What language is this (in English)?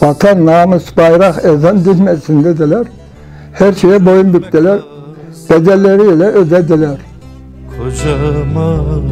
Turkish